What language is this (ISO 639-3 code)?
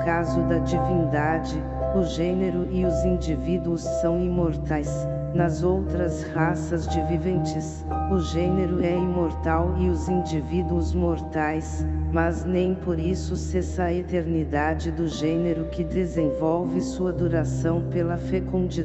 por